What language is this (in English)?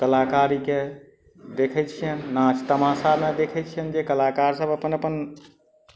Maithili